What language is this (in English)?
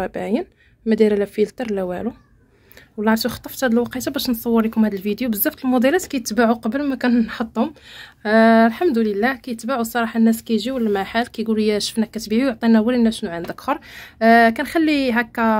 Arabic